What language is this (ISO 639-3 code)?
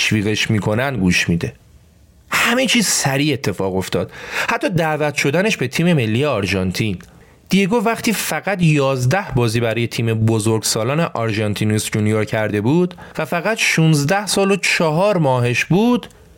fas